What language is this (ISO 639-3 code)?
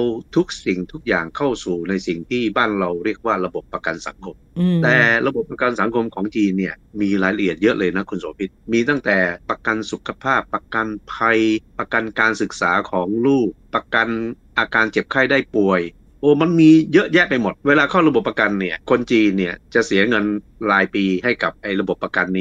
tha